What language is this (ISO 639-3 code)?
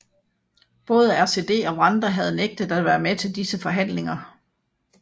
dan